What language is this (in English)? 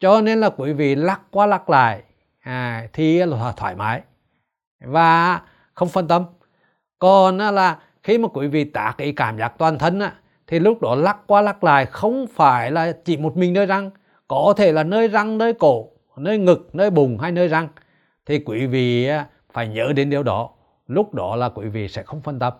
Vietnamese